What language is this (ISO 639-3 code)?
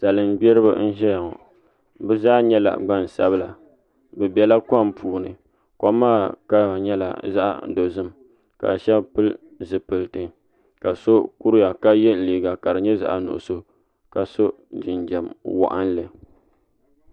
dag